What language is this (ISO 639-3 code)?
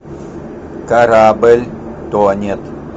rus